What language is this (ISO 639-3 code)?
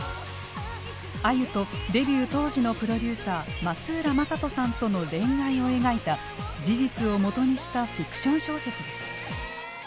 jpn